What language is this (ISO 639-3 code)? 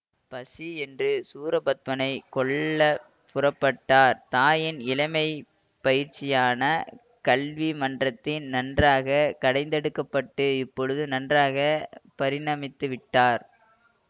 tam